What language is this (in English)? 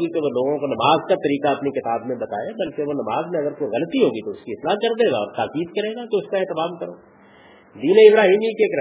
Urdu